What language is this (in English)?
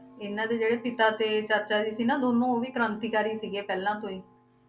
Punjabi